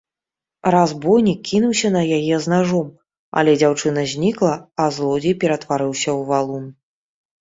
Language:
Belarusian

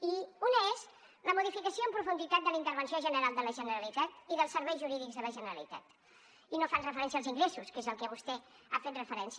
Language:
Catalan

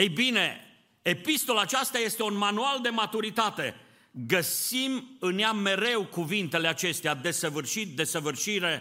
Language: Romanian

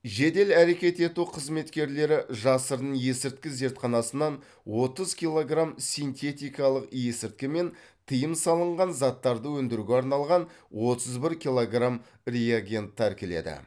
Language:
Kazakh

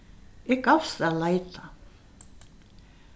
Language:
Faroese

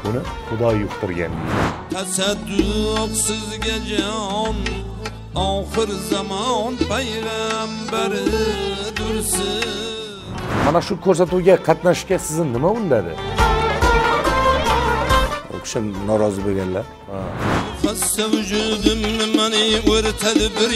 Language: Turkish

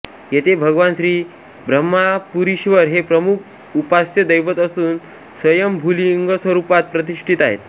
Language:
Marathi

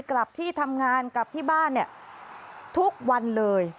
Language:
Thai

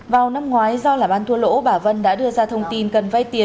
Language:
Vietnamese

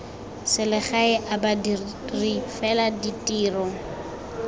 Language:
Tswana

